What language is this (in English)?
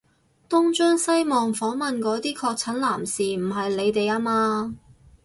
Cantonese